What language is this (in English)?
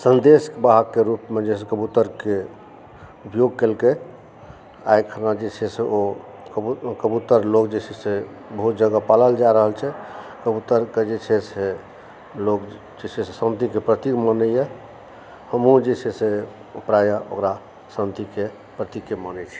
Maithili